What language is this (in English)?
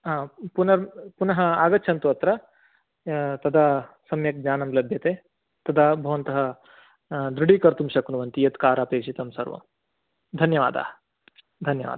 Sanskrit